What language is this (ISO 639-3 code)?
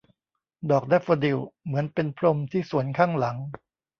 tha